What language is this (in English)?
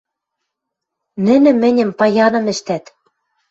Western Mari